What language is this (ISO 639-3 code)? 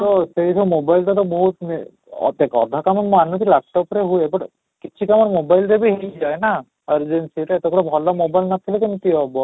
ori